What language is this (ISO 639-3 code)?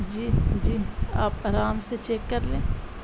urd